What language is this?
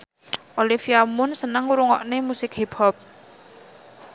Javanese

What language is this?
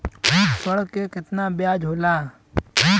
Bhojpuri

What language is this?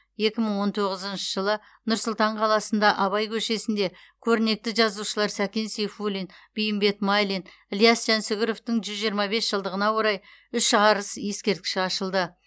Kazakh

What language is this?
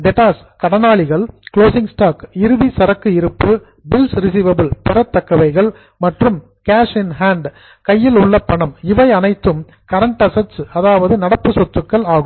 Tamil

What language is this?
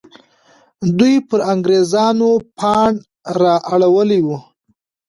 Pashto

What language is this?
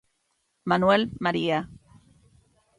Galician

